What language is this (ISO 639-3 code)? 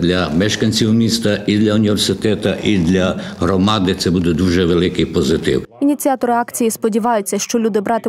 ukr